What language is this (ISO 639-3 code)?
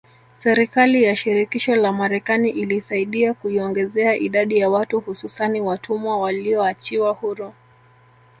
swa